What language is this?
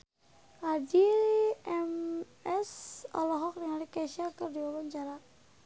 Sundanese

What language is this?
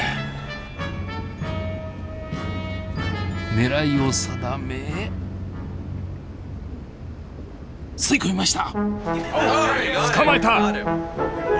Japanese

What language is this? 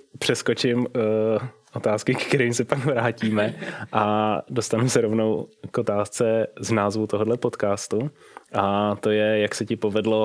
Czech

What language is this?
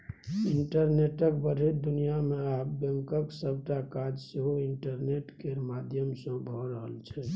Maithili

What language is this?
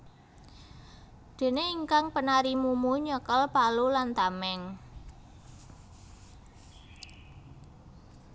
Javanese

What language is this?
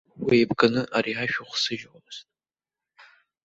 Abkhazian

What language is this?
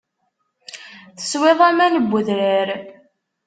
Kabyle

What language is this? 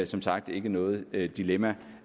Danish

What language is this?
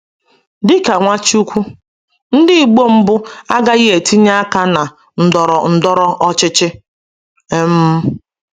Igbo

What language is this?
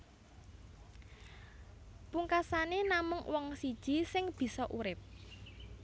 Javanese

